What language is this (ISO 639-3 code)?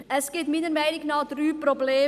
gsw